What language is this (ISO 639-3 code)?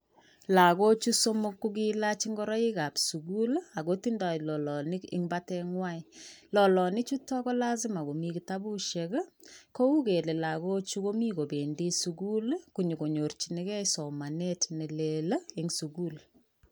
kln